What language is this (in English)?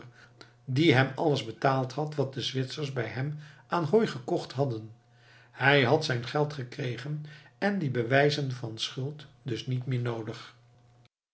Dutch